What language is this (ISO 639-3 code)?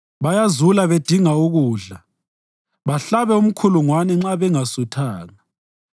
nde